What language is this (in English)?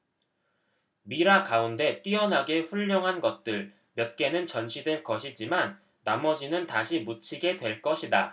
Korean